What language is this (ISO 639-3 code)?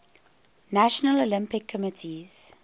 eng